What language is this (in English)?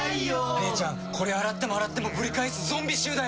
Japanese